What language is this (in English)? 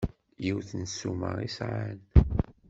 Kabyle